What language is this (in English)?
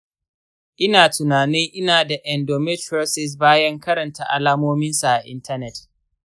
Hausa